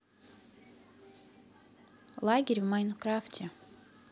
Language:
Russian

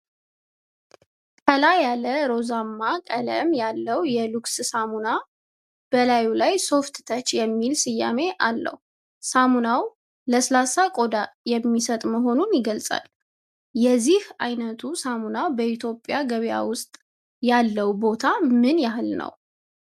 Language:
Amharic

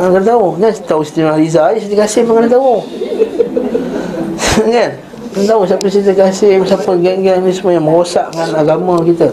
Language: Malay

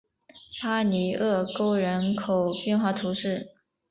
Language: Chinese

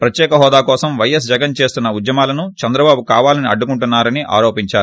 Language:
Telugu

